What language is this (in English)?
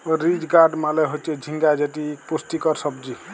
Bangla